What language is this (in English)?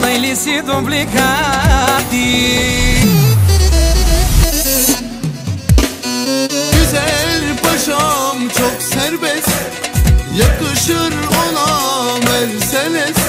Romanian